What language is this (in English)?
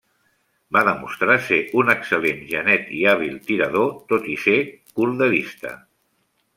Catalan